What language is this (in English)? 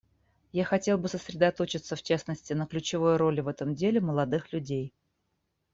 Russian